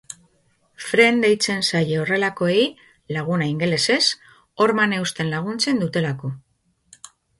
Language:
Basque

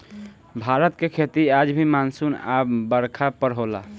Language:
Bhojpuri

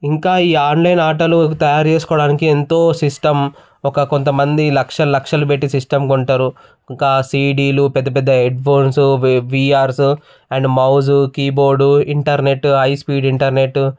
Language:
Telugu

